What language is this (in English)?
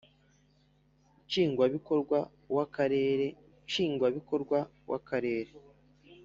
Kinyarwanda